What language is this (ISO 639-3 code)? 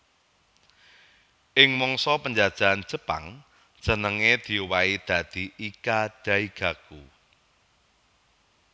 jav